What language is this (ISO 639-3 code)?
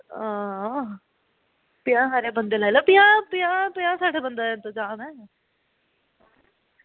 doi